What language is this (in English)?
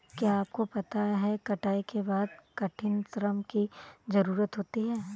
Hindi